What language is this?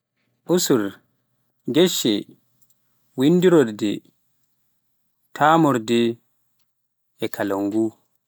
Pular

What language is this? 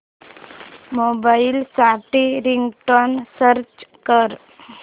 Marathi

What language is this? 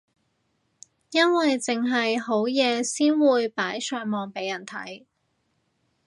Cantonese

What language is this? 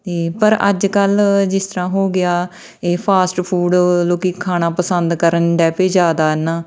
Punjabi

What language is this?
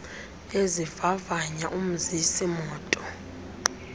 Xhosa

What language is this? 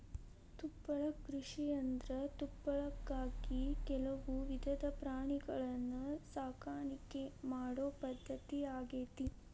Kannada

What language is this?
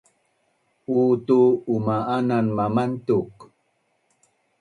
Bunun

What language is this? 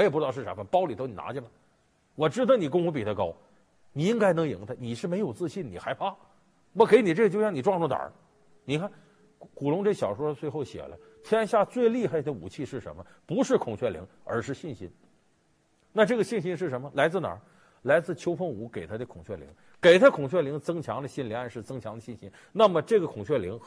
Chinese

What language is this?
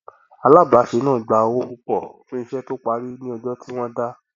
Yoruba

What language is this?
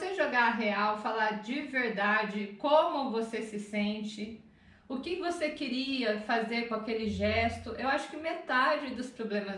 Portuguese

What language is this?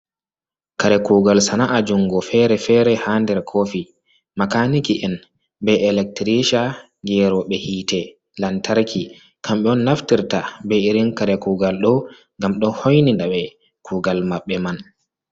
Fula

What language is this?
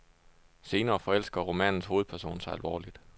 Danish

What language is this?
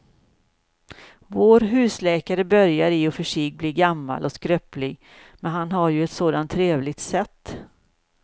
Swedish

